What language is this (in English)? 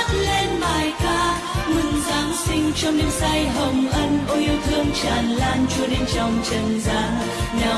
Vietnamese